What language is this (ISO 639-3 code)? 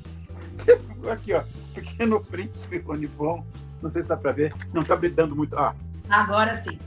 por